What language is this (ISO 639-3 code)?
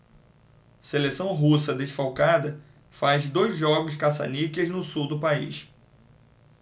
por